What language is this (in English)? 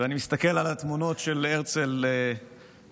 Hebrew